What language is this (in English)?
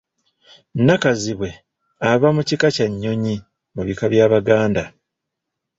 Ganda